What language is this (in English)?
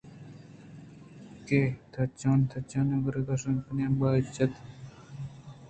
Eastern Balochi